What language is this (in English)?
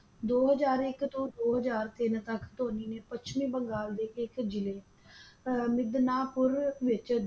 Punjabi